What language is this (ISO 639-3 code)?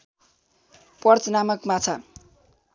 nep